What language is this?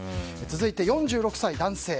Japanese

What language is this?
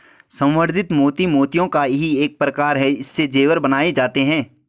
Hindi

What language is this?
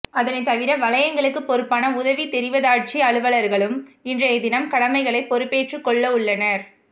Tamil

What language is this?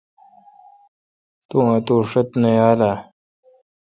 Kalkoti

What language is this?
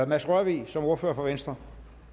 Danish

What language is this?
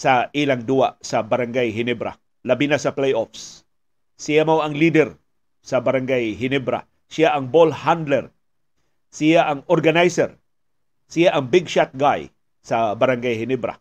Filipino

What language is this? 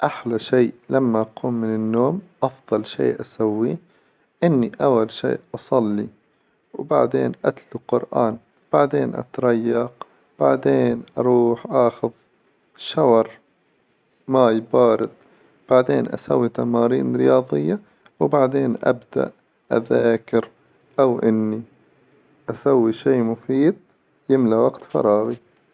Hijazi Arabic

